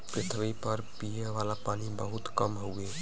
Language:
Bhojpuri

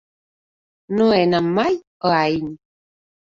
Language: Catalan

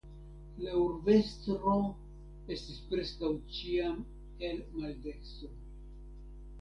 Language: Esperanto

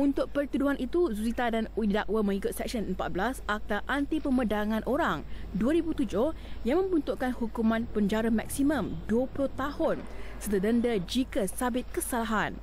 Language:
Malay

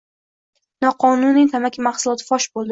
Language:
Uzbek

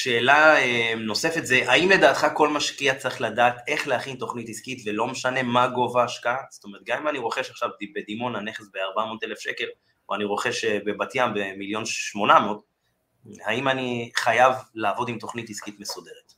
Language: Hebrew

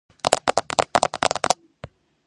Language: Georgian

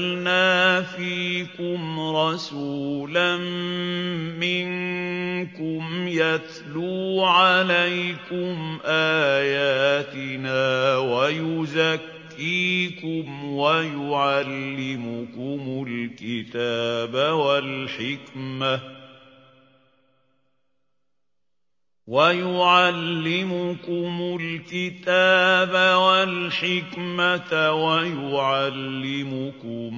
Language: Arabic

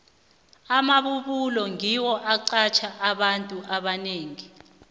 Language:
South Ndebele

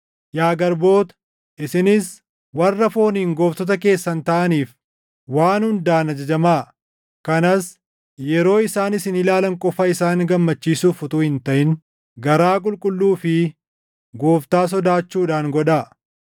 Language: Oromo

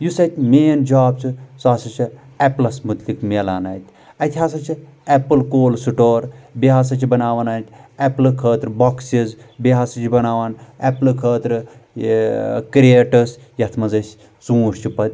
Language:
Kashmiri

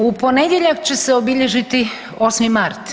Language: Croatian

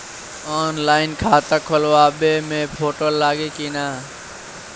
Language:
Bhojpuri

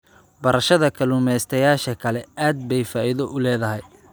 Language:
Somali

